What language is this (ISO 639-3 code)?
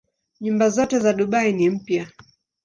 swa